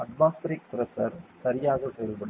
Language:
Tamil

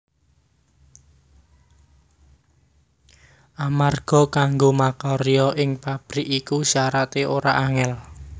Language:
Javanese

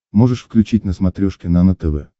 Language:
Russian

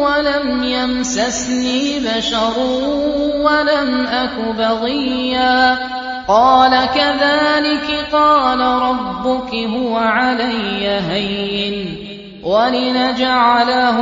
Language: Arabic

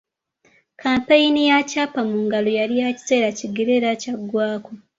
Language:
Ganda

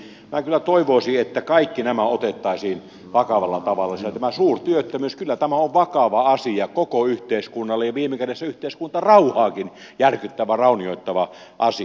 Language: Finnish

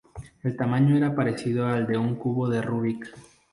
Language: Spanish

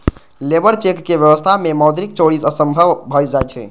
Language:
Maithili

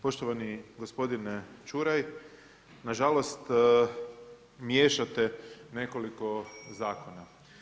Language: Croatian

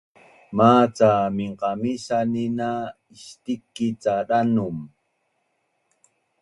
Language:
Bunun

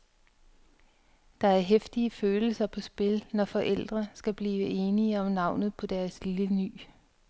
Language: Danish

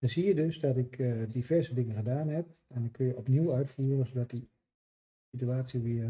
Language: Dutch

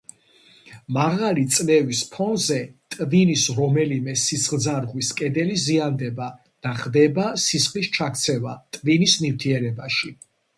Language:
Georgian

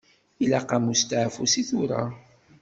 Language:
Kabyle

